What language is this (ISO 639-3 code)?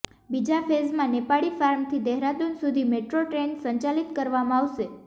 guj